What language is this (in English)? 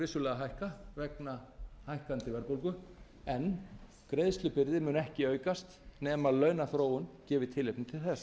Icelandic